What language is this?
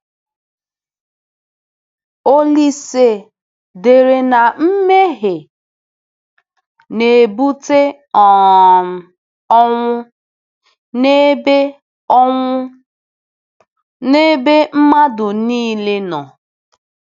Igbo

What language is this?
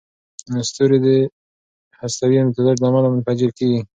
Pashto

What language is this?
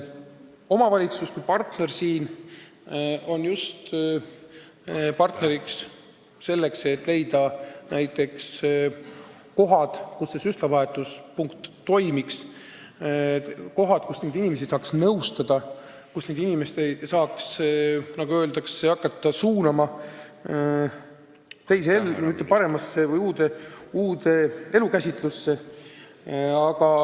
Estonian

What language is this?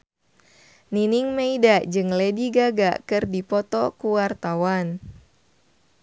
Sundanese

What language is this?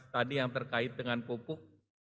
Indonesian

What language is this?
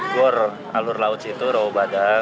Indonesian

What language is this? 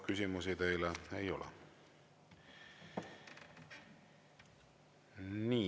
Estonian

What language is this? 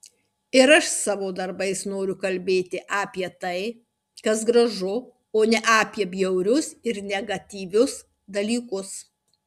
Lithuanian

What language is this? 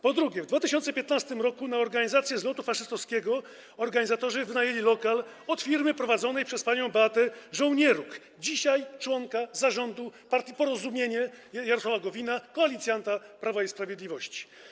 Polish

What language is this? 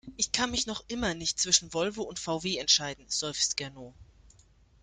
German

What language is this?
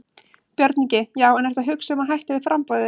Icelandic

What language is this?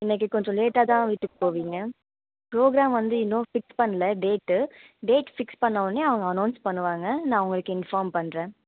Tamil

